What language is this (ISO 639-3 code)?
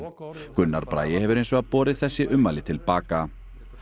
isl